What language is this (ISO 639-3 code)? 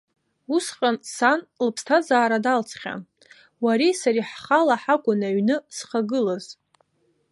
abk